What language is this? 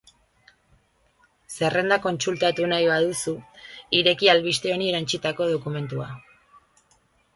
Basque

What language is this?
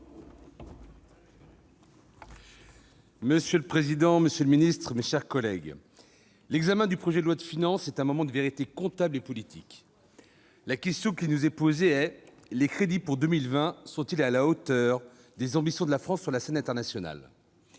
French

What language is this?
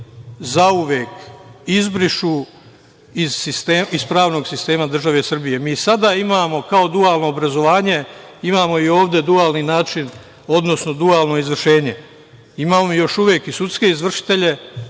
Serbian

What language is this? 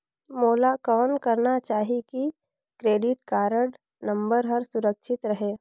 Chhattisgarhi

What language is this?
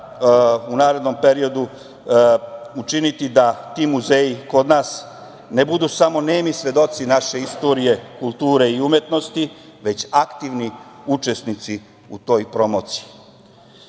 Serbian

